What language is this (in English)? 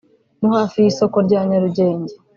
Kinyarwanda